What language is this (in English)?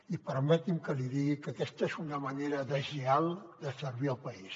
Catalan